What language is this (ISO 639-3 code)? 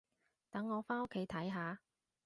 yue